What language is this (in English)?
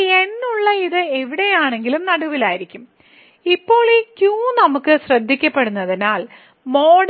Malayalam